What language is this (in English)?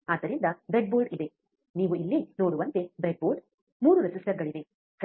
Kannada